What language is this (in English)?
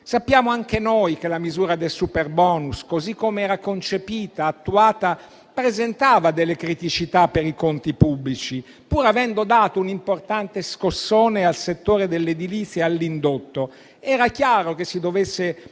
Italian